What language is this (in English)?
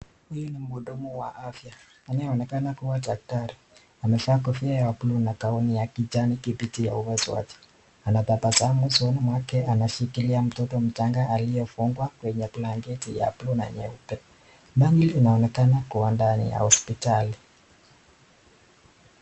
Swahili